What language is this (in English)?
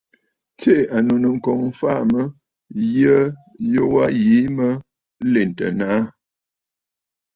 Bafut